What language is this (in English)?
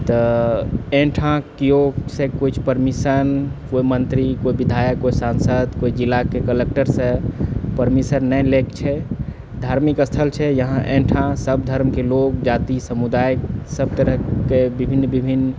Maithili